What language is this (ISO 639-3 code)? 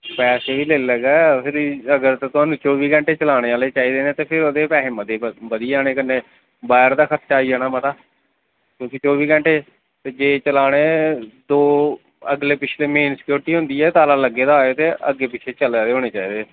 doi